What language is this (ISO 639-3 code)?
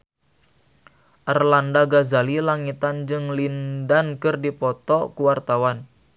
sun